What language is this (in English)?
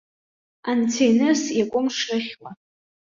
Abkhazian